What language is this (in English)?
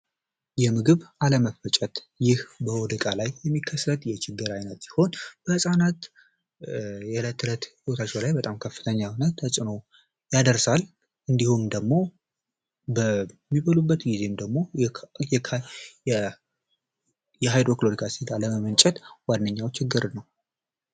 Amharic